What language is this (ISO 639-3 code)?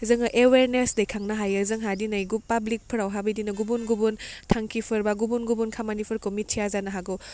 brx